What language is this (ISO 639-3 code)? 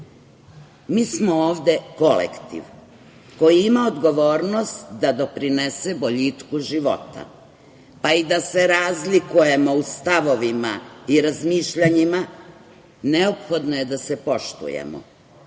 srp